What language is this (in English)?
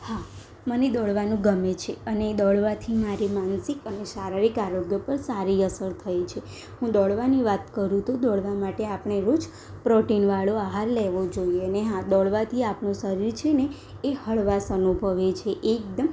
Gujarati